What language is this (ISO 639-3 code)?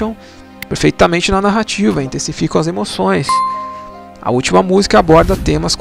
por